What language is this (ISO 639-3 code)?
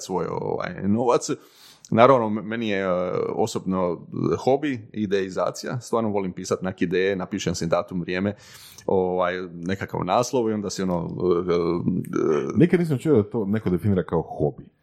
hrv